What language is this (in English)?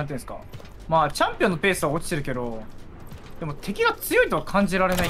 Japanese